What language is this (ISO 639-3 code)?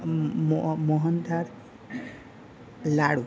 guj